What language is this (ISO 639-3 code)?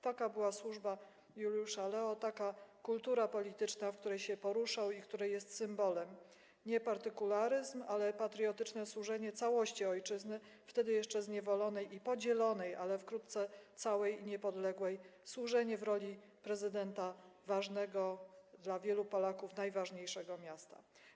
pol